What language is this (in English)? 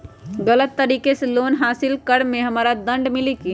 Magahi